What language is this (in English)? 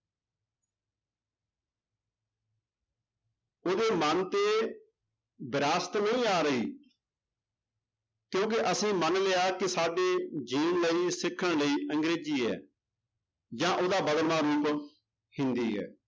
Punjabi